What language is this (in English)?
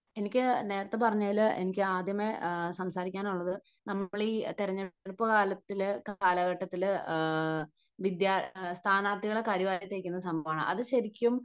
Malayalam